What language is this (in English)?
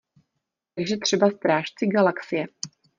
Czech